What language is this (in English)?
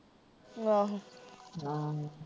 Punjabi